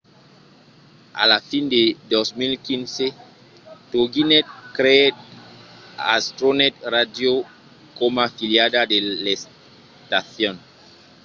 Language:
Occitan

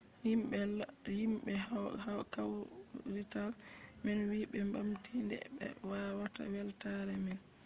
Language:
Fula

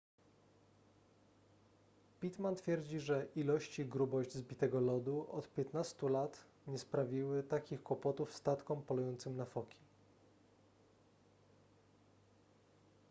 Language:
Polish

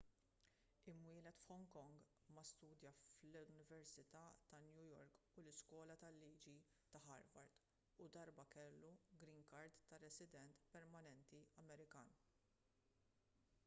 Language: Maltese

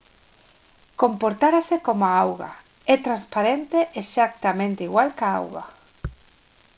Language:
Galician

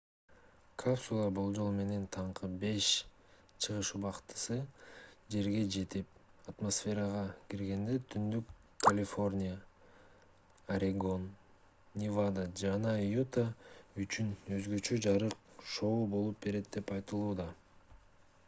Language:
Kyrgyz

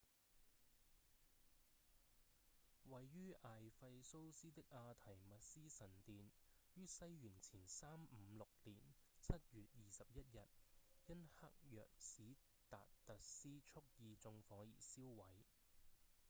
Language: Cantonese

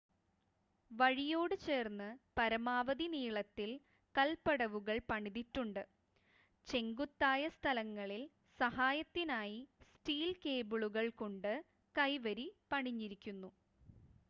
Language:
Malayalam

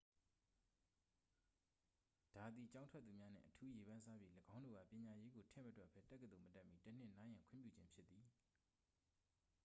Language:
Burmese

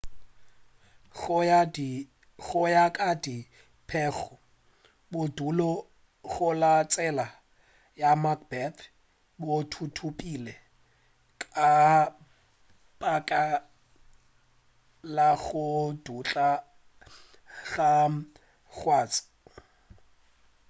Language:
Northern Sotho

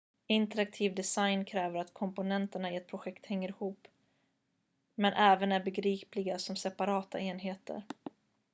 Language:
Swedish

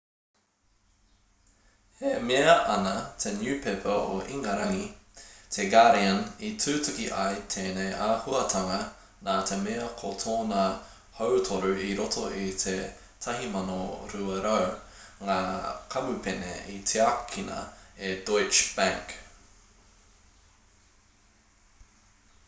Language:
Māori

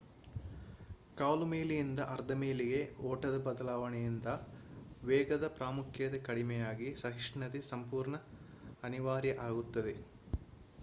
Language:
Kannada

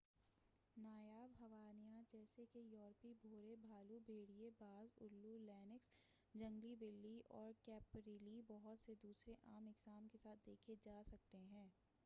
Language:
Urdu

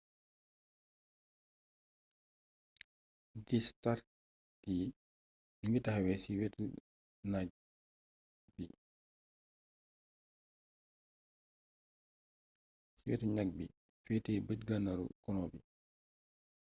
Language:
Wolof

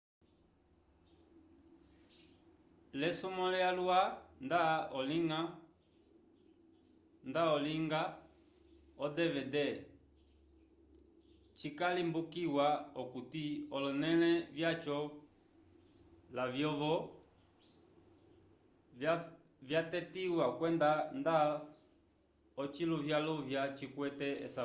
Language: Umbundu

